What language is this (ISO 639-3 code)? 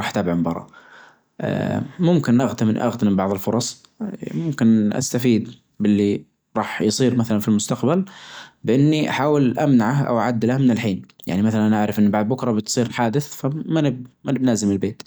ars